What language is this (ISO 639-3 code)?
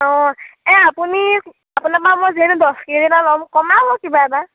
asm